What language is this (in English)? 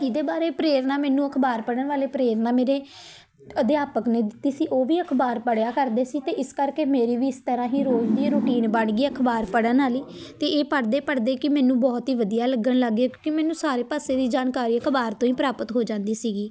Punjabi